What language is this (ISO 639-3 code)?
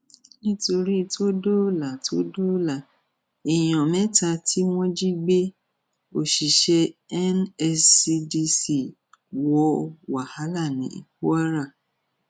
yor